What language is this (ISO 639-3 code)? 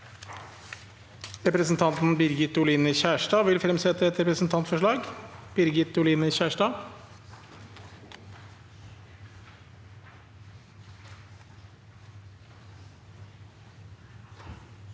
nor